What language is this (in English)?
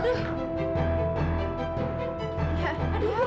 Indonesian